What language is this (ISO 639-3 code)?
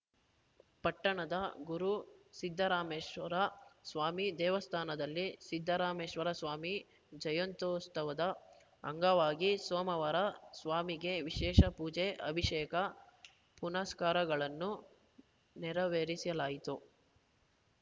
kan